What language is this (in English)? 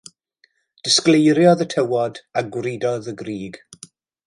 Welsh